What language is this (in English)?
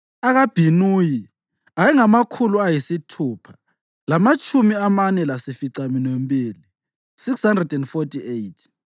North Ndebele